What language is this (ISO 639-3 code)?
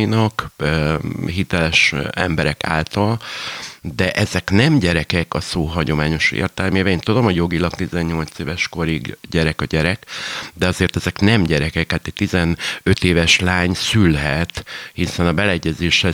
hun